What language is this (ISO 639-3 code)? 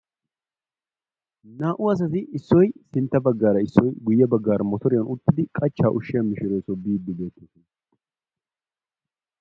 wal